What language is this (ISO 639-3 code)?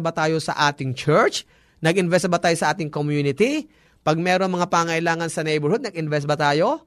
fil